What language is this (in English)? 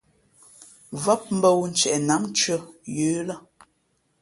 Fe'fe'